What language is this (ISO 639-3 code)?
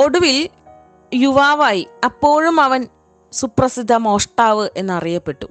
mal